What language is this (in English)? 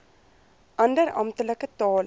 Afrikaans